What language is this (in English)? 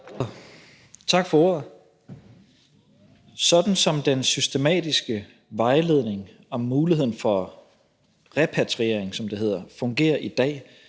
Danish